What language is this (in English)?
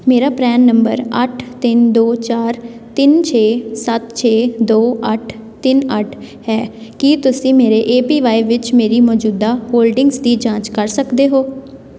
Punjabi